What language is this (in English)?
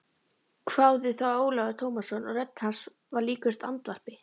Icelandic